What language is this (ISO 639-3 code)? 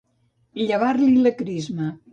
cat